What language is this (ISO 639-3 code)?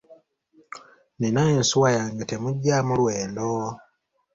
lug